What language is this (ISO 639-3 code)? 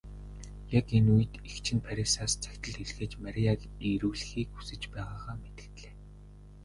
mon